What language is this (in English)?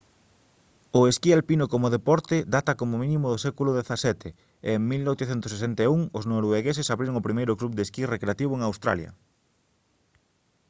Galician